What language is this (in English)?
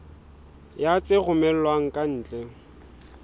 Southern Sotho